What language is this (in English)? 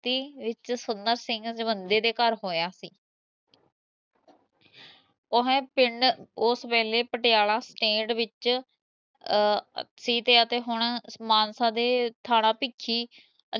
Punjabi